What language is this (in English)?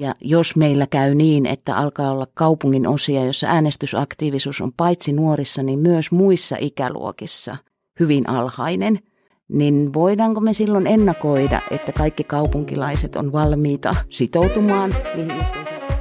Finnish